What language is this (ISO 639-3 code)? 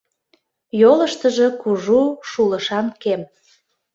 chm